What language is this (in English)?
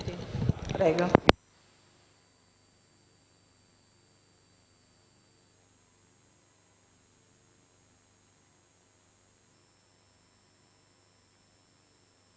Italian